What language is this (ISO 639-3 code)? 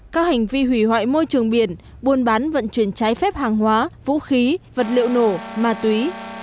vie